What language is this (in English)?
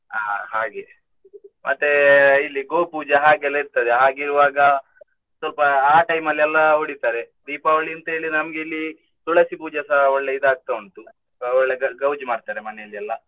Kannada